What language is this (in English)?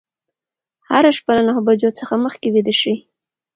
Pashto